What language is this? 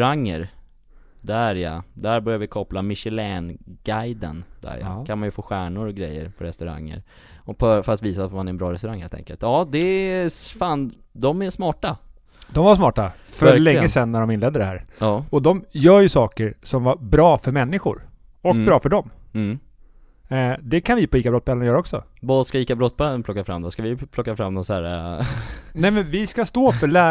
Swedish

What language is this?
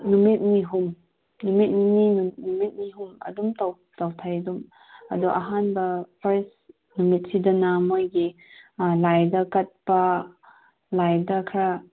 Manipuri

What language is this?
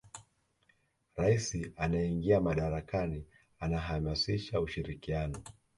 Swahili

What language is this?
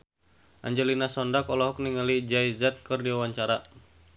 Sundanese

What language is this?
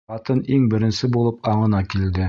Bashkir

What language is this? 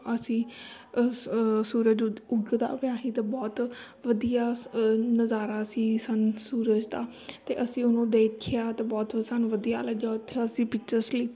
Punjabi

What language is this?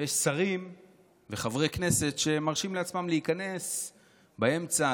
Hebrew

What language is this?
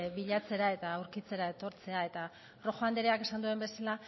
Basque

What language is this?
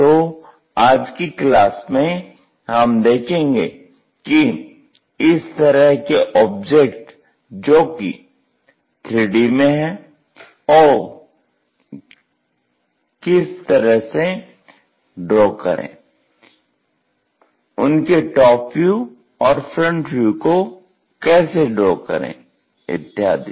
Hindi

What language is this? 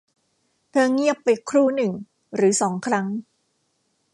Thai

